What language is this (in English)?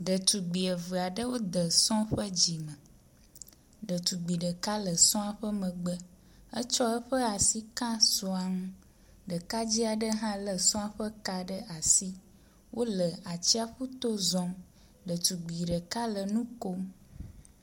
Ewe